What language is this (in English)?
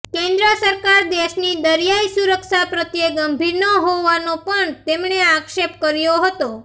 Gujarati